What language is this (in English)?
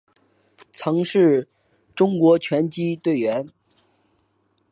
Chinese